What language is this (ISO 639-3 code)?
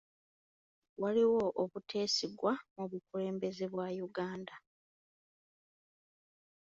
lug